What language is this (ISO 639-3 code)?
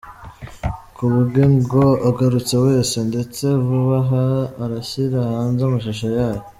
kin